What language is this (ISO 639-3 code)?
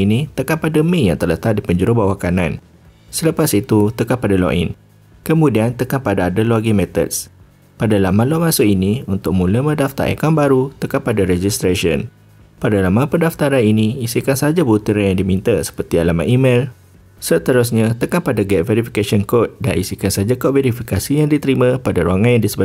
msa